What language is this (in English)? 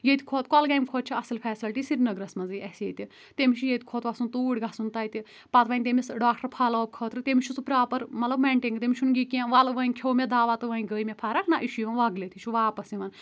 Kashmiri